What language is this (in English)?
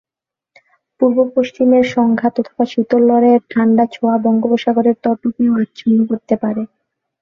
Bangla